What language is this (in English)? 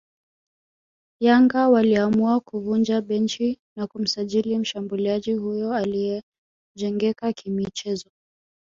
Swahili